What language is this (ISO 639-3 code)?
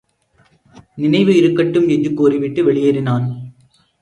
tam